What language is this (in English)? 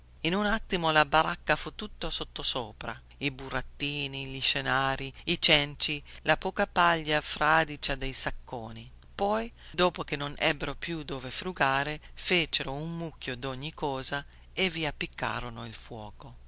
Italian